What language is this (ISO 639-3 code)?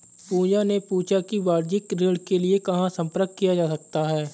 hin